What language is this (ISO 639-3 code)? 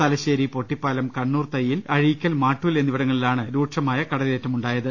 mal